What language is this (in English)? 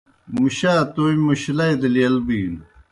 Kohistani Shina